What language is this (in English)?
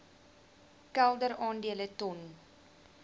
Afrikaans